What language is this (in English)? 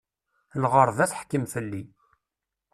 Kabyle